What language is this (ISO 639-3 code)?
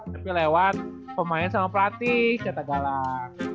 ind